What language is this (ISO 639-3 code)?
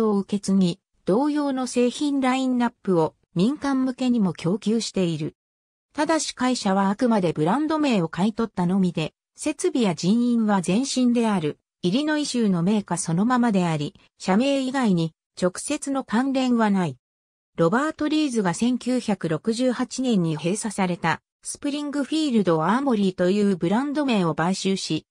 jpn